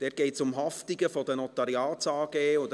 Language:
Swiss German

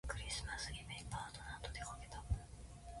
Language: Japanese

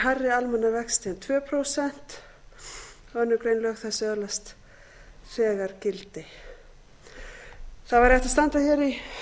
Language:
Icelandic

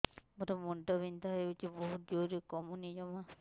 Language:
Odia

